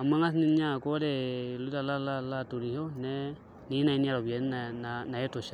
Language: Masai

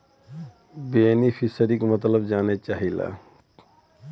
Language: Bhojpuri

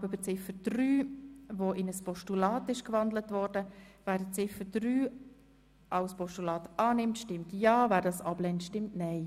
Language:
Swiss German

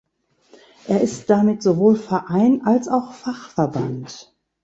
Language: German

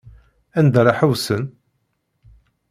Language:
Kabyle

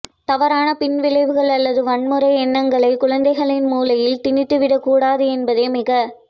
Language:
Tamil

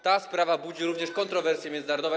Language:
Polish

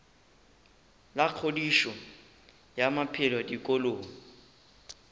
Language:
Northern Sotho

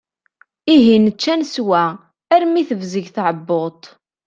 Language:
Kabyle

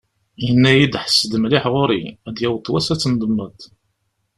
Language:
Kabyle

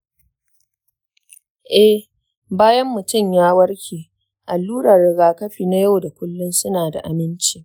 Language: Hausa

